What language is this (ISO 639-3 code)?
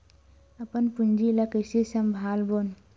hne